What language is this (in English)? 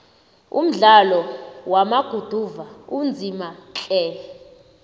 South Ndebele